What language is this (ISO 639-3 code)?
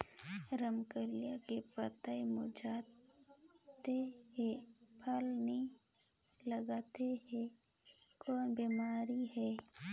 hne